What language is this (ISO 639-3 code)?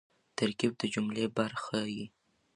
pus